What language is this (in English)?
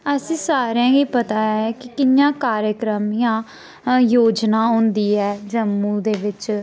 Dogri